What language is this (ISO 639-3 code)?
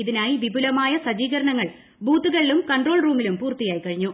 mal